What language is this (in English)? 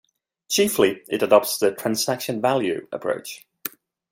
English